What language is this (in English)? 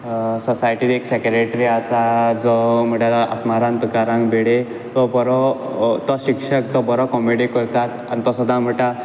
Konkani